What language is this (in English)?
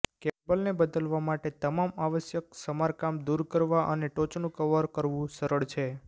Gujarati